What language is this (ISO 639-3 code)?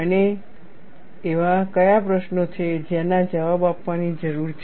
guj